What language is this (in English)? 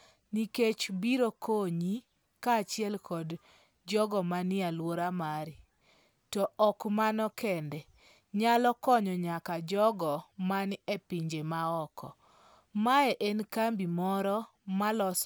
Luo (Kenya and Tanzania)